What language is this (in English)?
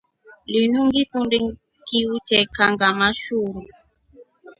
Rombo